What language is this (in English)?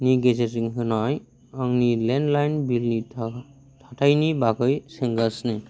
Bodo